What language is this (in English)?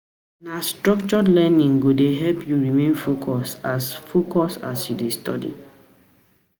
Nigerian Pidgin